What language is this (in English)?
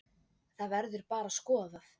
Icelandic